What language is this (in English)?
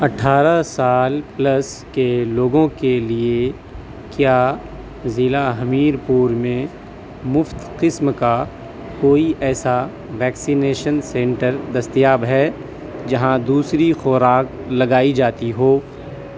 Urdu